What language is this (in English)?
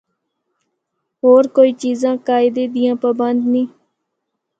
Northern Hindko